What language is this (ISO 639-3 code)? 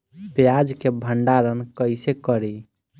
bho